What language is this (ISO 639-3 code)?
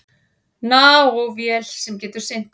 isl